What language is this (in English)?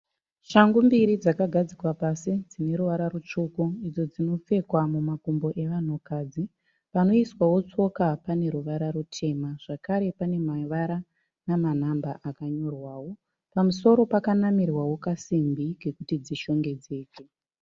Shona